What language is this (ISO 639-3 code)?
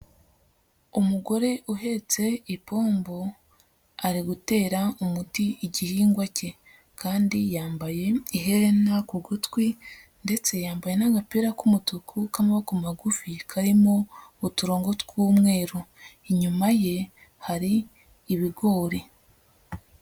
kin